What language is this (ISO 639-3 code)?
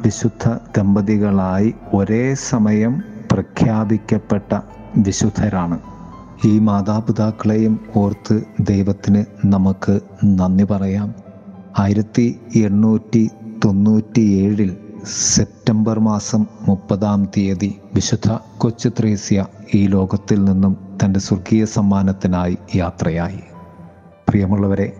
mal